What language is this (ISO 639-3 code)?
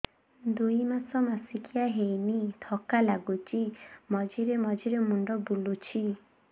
ori